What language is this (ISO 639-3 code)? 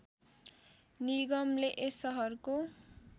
nep